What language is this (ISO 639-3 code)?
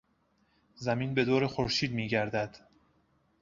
fas